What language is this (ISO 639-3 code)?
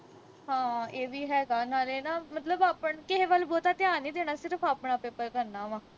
pan